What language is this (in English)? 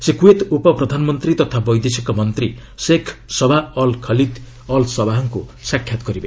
Odia